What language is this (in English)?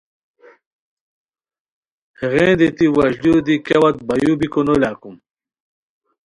Khowar